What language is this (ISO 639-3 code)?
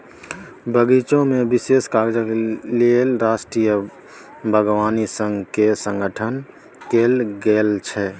mai